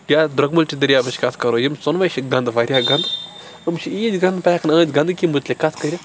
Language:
Kashmiri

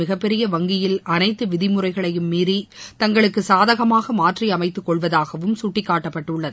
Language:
Tamil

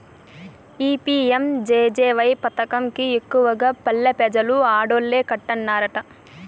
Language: Telugu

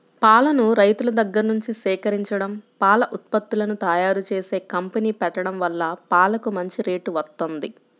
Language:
Telugu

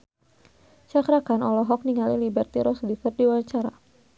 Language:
Sundanese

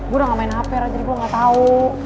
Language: Indonesian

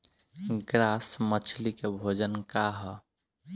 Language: Bhojpuri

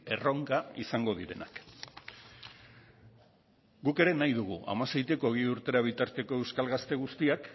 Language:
Basque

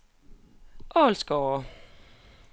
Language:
Danish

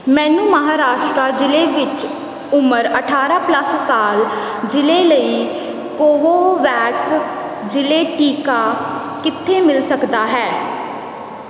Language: Punjabi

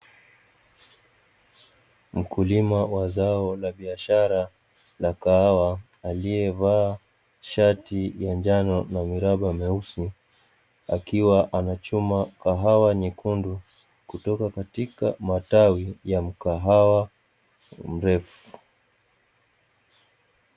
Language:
Swahili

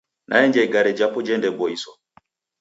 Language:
Taita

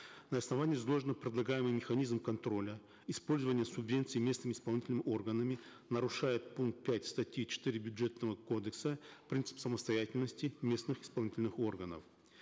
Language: Kazakh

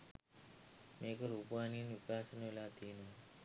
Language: Sinhala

